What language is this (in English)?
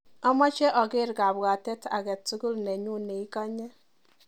Kalenjin